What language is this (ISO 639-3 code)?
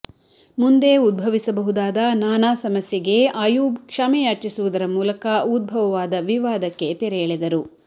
kan